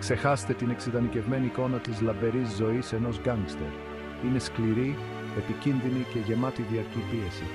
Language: Greek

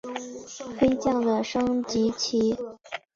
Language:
Chinese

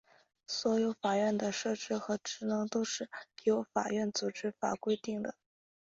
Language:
Chinese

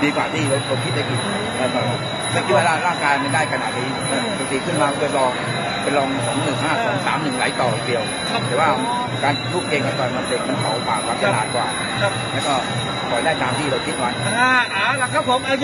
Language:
Thai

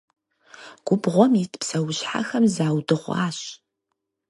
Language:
Kabardian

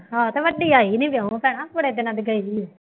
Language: Punjabi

